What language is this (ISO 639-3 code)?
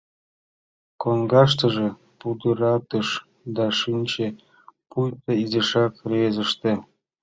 chm